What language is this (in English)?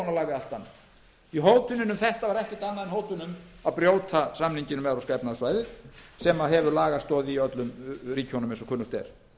Icelandic